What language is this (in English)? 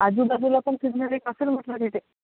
Marathi